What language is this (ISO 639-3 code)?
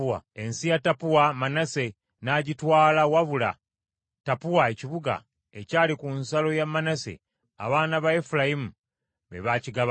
lug